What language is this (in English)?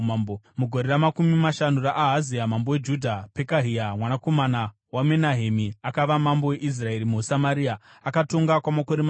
Shona